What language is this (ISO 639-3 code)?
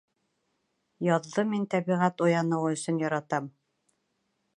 bak